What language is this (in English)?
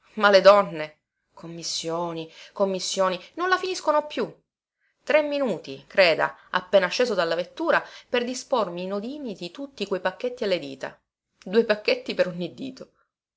Italian